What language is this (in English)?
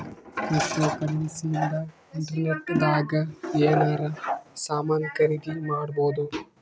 Kannada